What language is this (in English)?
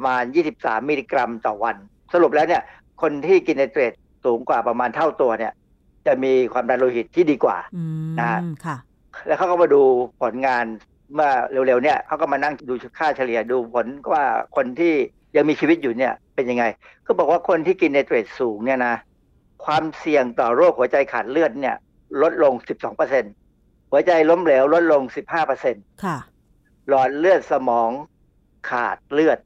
Thai